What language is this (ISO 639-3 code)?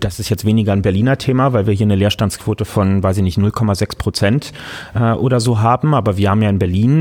deu